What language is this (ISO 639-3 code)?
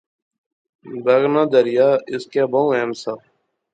phr